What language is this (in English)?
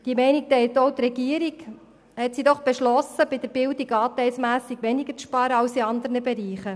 Swiss German